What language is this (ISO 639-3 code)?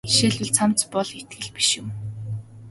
mon